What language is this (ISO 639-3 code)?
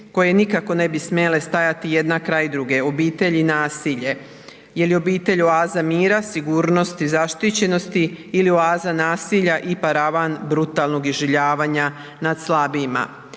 hrv